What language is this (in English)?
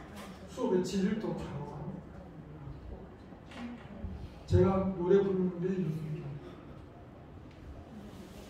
Korean